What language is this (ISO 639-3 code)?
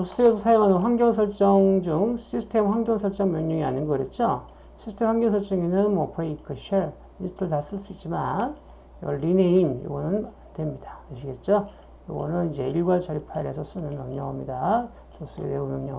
kor